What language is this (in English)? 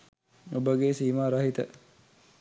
Sinhala